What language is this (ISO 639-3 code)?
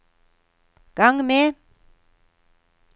nor